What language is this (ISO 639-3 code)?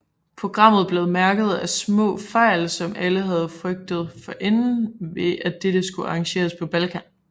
dan